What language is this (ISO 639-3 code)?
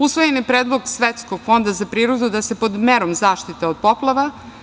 srp